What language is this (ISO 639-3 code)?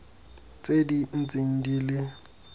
tsn